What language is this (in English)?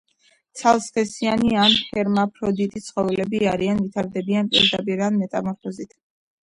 Georgian